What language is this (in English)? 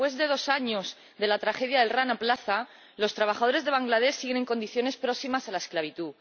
Spanish